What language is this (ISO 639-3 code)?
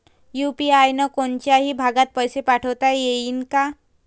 mar